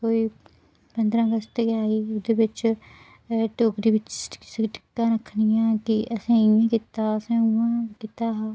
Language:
Dogri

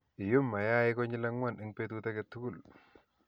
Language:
Kalenjin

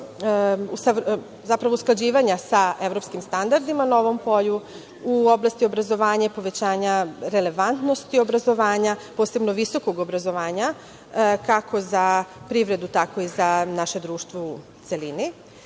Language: Serbian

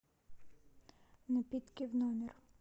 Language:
Russian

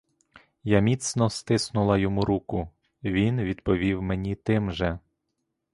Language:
Ukrainian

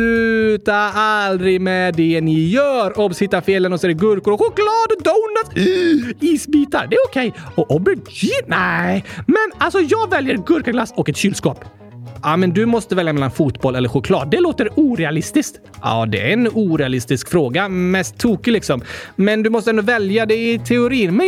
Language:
Swedish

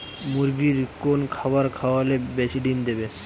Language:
Bangla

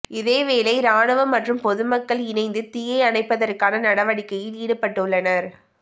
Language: Tamil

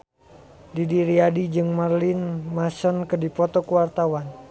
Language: Sundanese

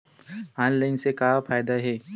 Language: Chhattisgarhi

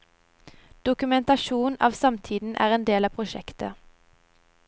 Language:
Norwegian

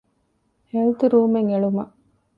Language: Divehi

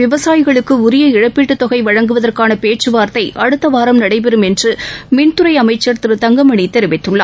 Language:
Tamil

